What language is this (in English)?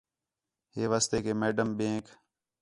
Khetrani